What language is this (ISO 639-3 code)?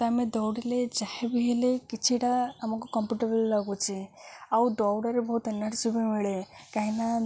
ori